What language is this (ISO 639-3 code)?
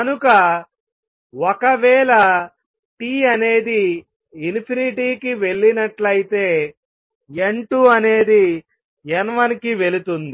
tel